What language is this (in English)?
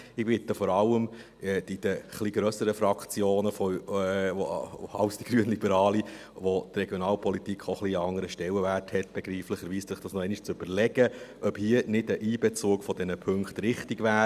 Swiss German